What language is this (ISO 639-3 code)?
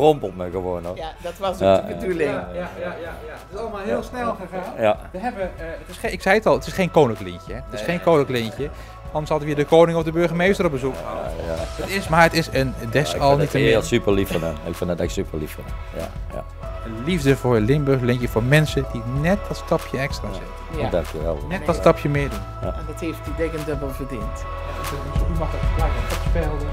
nld